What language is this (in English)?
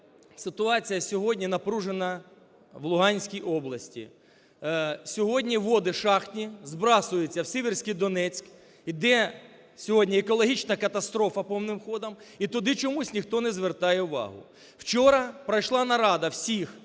Ukrainian